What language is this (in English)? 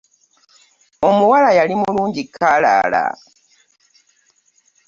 Ganda